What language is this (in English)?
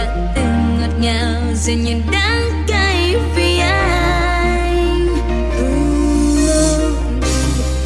Vietnamese